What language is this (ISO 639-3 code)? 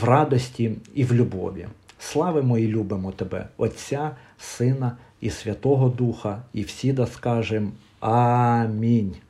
ukr